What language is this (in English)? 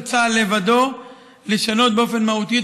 Hebrew